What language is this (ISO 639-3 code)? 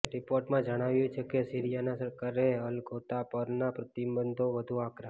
guj